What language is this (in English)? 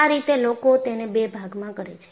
Gujarati